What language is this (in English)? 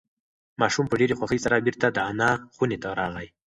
Pashto